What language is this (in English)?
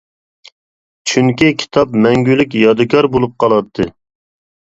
Uyghur